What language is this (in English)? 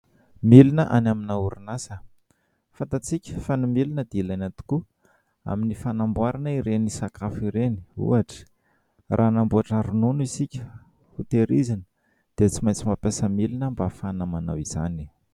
Malagasy